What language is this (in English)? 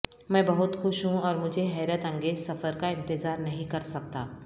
Urdu